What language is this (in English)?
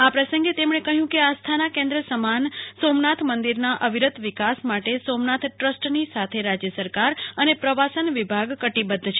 Gujarati